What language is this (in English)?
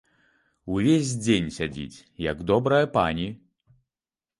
Belarusian